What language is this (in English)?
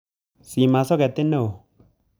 Kalenjin